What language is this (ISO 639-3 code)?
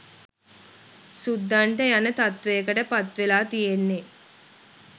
sin